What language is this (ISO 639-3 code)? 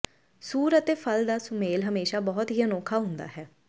pan